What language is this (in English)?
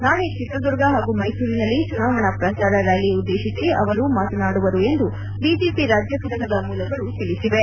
Kannada